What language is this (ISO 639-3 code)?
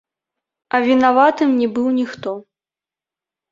bel